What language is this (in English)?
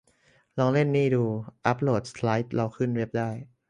Thai